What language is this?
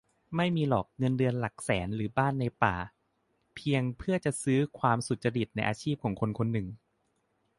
Thai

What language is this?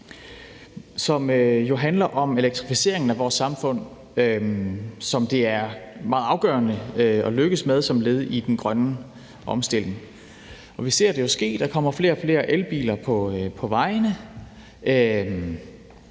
Danish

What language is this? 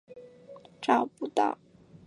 Chinese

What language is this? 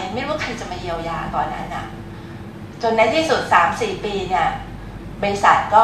Thai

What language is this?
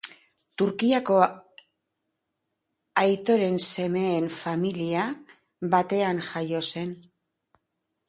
Basque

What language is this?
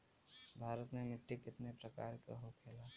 Bhojpuri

